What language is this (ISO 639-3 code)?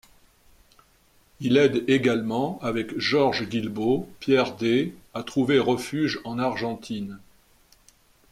fra